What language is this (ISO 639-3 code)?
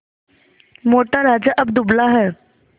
hin